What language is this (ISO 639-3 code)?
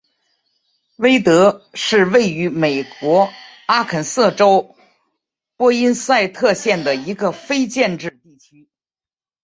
zho